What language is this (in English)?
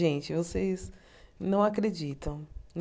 Portuguese